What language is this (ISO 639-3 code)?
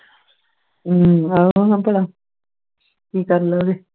pan